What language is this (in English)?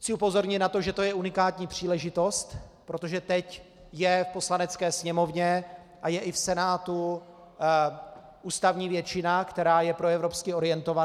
Czech